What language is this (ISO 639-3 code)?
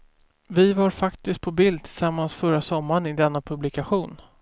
swe